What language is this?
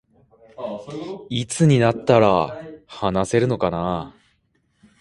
Japanese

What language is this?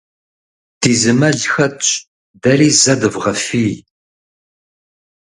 Kabardian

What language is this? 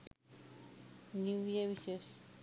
Sinhala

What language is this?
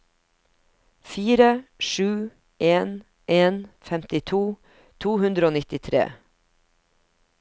Norwegian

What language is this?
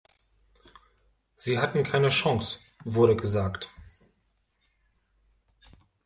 German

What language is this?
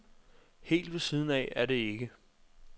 Danish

